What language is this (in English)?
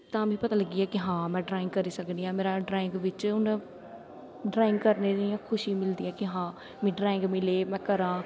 Dogri